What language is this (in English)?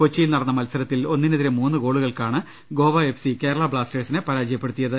Malayalam